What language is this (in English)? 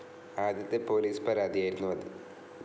Malayalam